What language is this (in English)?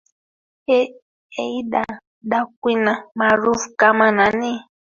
Swahili